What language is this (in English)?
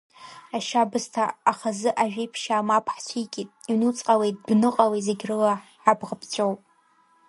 Abkhazian